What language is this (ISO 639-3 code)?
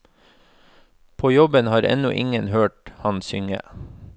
nor